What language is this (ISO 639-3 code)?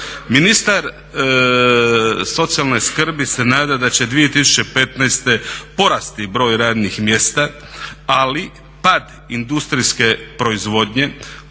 hrv